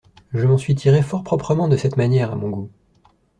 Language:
French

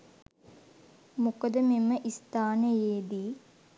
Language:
Sinhala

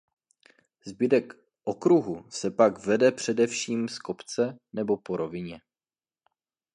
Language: Czech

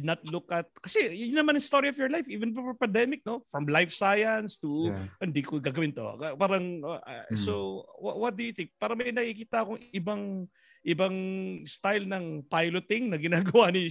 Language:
Filipino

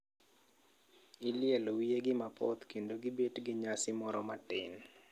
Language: Luo (Kenya and Tanzania)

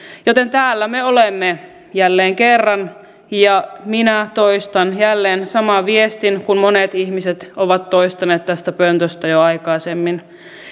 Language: Finnish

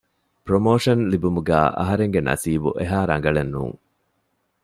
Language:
Divehi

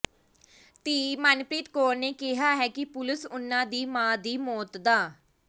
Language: Punjabi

